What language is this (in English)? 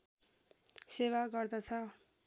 Nepali